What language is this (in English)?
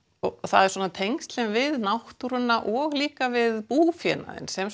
Icelandic